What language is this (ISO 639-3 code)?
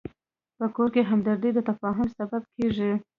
pus